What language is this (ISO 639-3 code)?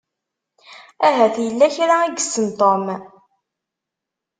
kab